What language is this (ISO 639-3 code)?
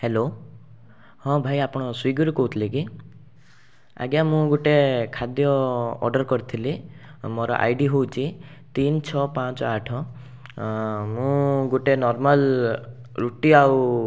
ori